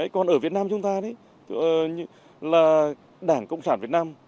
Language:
Vietnamese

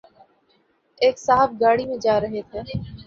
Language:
Urdu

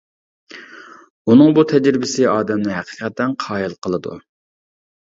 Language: Uyghur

